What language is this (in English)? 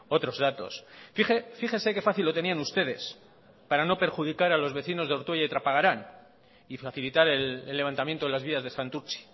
Spanish